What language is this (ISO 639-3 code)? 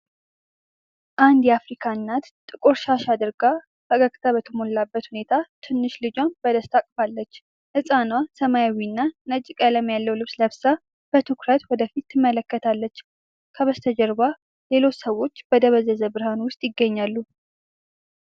amh